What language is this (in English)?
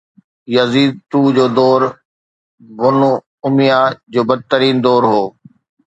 Sindhi